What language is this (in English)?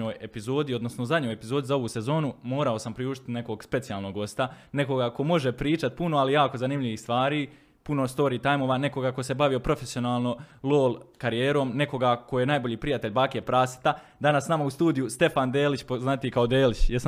Croatian